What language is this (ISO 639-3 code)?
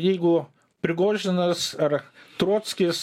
lit